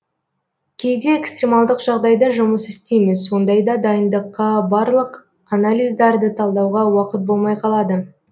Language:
Kazakh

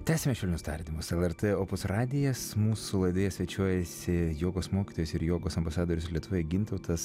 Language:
Lithuanian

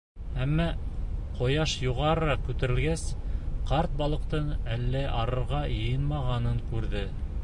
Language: Bashkir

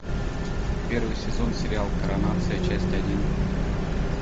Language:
Russian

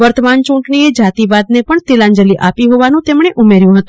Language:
Gujarati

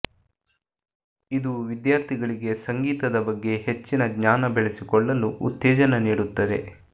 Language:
Kannada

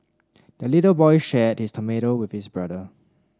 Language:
English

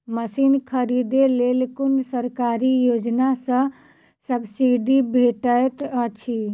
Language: Maithili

